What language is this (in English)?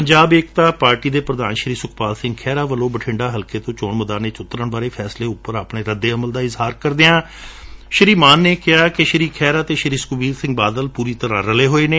Punjabi